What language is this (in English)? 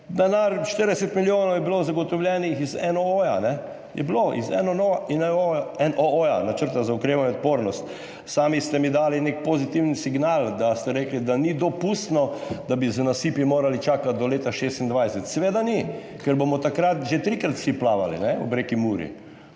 Slovenian